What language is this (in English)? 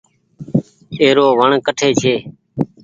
Goaria